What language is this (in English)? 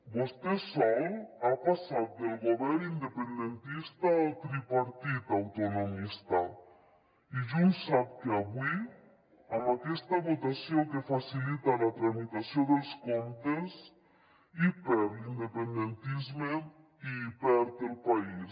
Catalan